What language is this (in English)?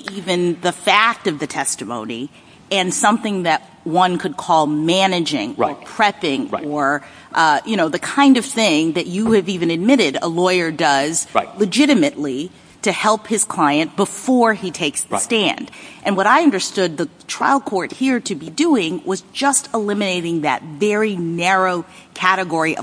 English